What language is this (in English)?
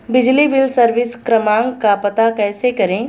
Hindi